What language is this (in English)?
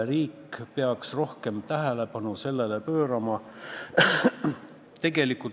Estonian